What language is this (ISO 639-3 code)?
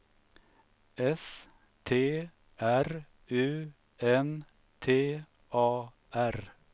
swe